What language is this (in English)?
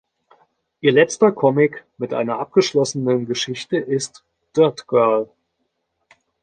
German